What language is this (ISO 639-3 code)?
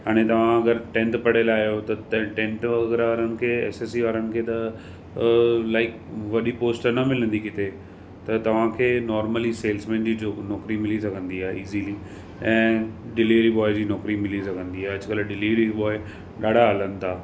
snd